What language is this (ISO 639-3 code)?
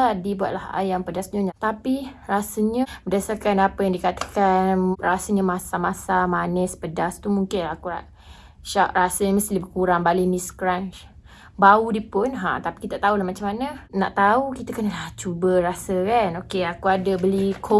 msa